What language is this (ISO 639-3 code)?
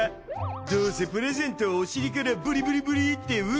jpn